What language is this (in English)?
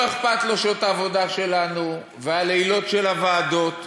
Hebrew